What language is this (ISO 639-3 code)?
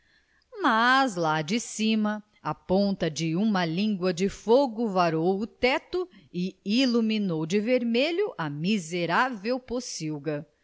por